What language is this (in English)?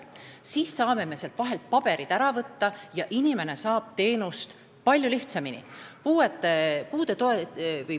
Estonian